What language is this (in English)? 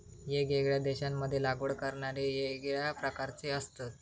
Marathi